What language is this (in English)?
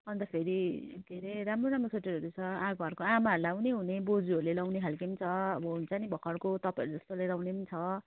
Nepali